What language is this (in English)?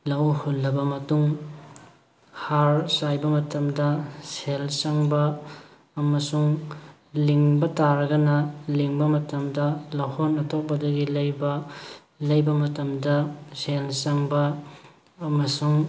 Manipuri